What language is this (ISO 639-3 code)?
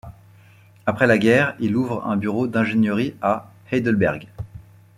fra